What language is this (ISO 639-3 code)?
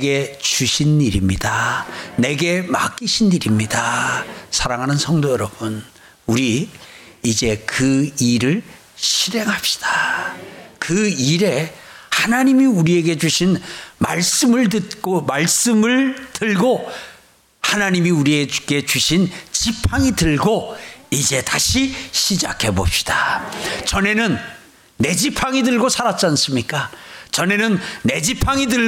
kor